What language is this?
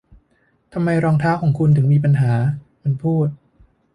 Thai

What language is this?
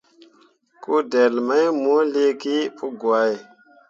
Mundang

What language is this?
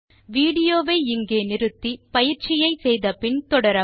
Tamil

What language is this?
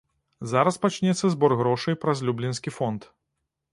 Belarusian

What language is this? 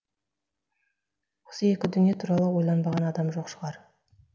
Kazakh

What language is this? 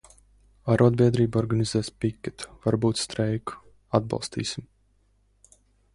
Latvian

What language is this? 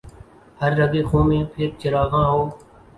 Urdu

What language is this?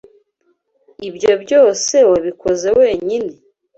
Kinyarwanda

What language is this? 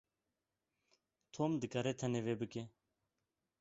Kurdish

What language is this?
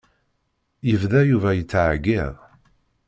Kabyle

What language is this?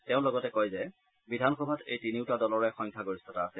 Assamese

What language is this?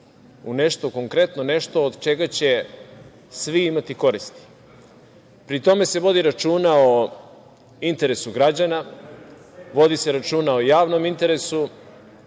Serbian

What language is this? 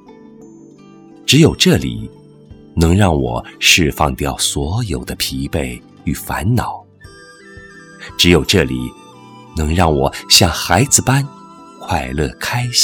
Chinese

